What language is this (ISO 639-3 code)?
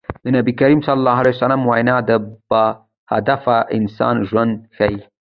pus